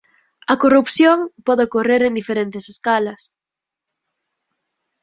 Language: Galician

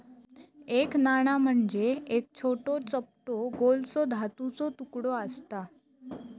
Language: Marathi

